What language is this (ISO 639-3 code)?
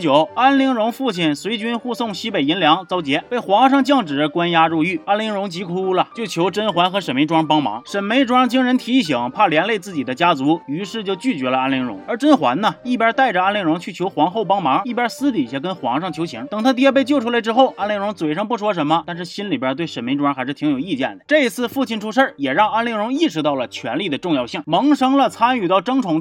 zho